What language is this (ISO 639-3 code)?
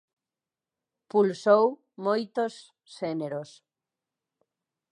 glg